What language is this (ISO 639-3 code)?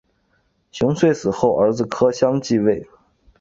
zho